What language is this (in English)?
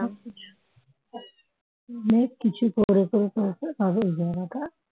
Bangla